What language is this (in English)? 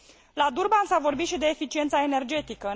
Romanian